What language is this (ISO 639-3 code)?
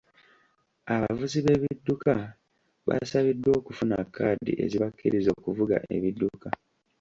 lug